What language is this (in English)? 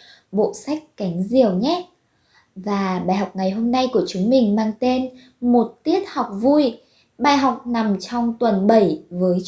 Vietnamese